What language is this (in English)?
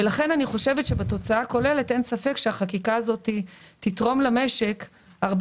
Hebrew